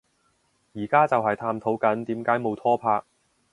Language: Cantonese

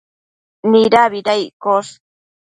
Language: Matsés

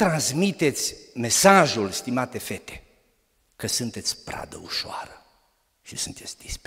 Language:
Romanian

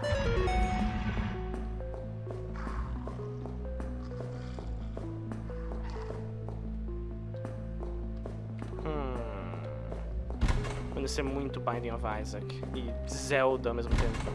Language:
Portuguese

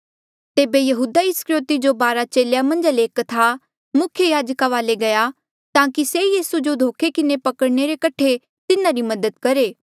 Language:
Mandeali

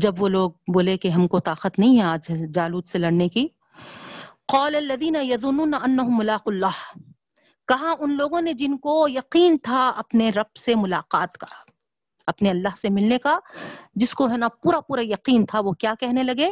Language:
Urdu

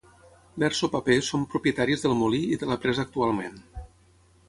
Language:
Catalan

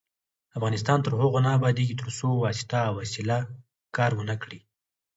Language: Pashto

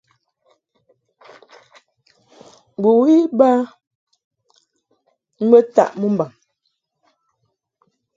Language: Mungaka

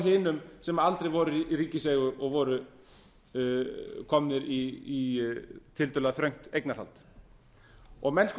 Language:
Icelandic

